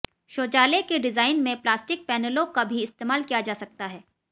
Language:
Hindi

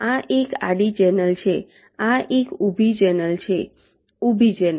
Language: Gujarati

